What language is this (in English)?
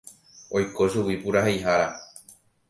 Guarani